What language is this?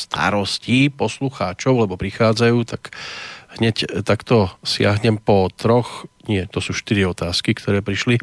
Slovak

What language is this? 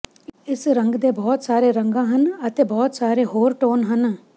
Punjabi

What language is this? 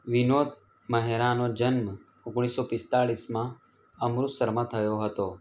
Gujarati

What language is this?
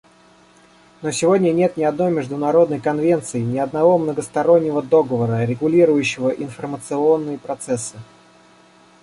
Russian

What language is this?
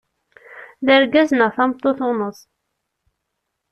Kabyle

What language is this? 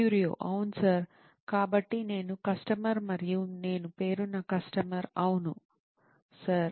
Telugu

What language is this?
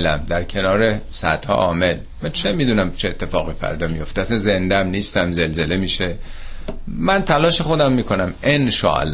Persian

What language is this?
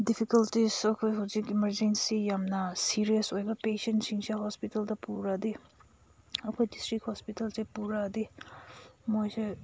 Manipuri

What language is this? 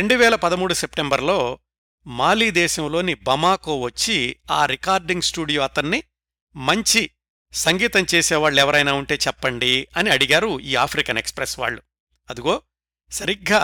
Telugu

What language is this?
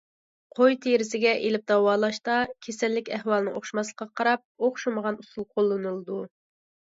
Uyghur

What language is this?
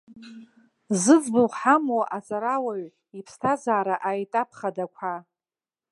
Abkhazian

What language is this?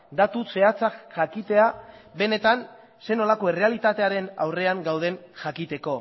Basque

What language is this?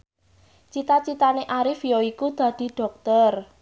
Javanese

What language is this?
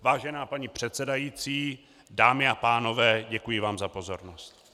Czech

